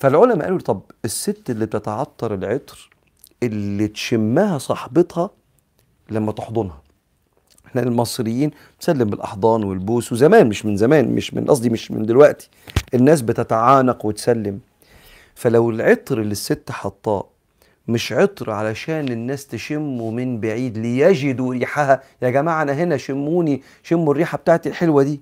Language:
Arabic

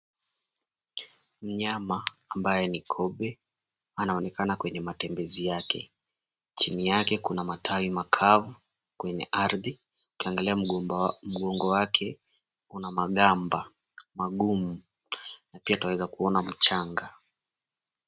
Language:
Swahili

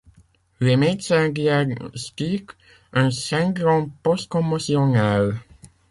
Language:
French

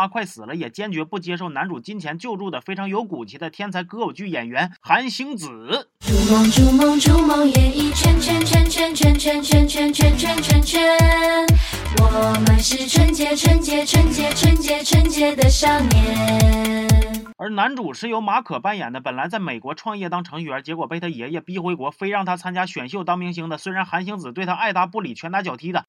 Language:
Chinese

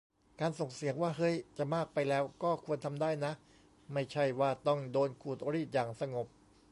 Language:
Thai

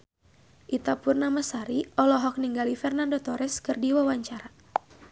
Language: Sundanese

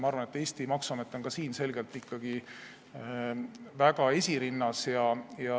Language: Estonian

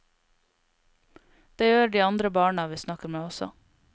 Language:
Norwegian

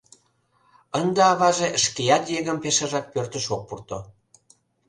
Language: Mari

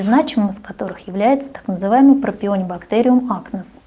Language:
Russian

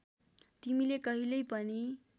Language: Nepali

